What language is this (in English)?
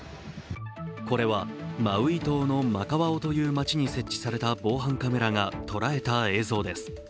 Japanese